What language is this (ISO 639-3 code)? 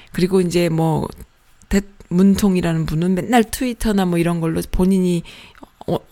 kor